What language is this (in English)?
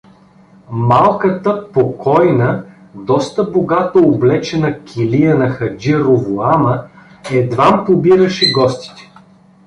Bulgarian